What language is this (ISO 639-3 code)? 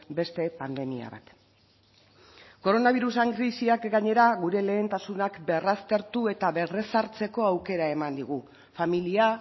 eus